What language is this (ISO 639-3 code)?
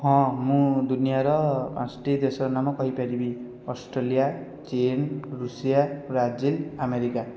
ori